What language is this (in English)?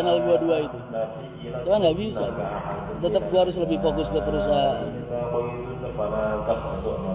Indonesian